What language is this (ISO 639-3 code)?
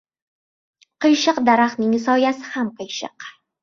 uzb